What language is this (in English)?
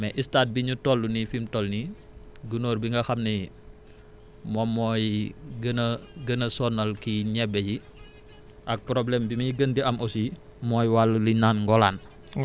Wolof